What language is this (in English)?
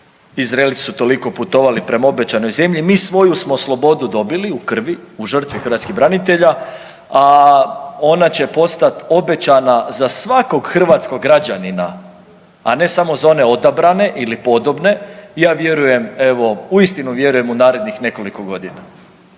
Croatian